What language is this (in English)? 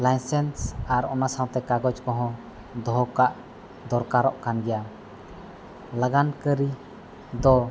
Santali